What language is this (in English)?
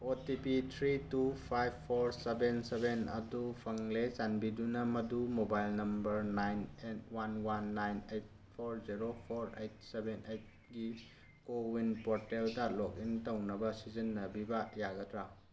Manipuri